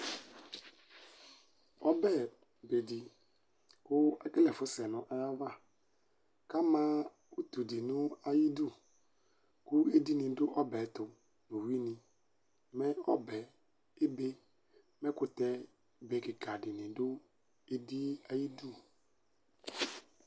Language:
Ikposo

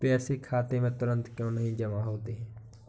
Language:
Hindi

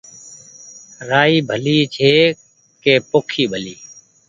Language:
Goaria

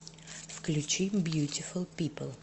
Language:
Russian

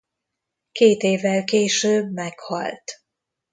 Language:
Hungarian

